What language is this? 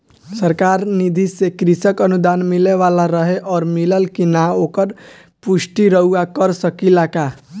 Bhojpuri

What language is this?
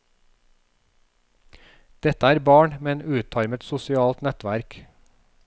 Norwegian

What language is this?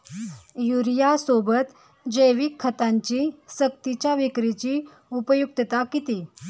Marathi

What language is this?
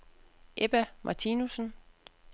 Danish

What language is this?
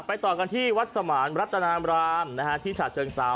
Thai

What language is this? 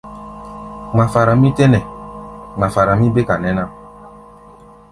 Gbaya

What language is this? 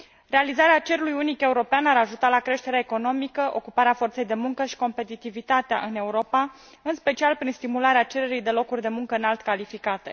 Romanian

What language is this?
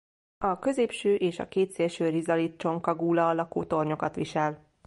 Hungarian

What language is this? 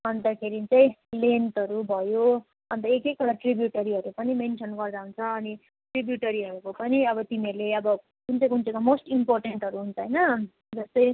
Nepali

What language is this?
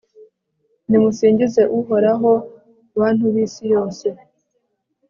Kinyarwanda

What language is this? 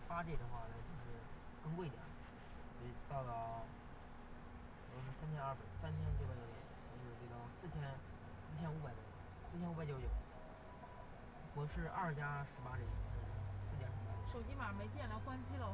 Chinese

